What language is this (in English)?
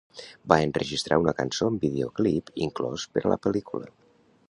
Catalan